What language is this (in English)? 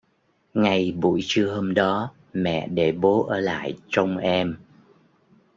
Vietnamese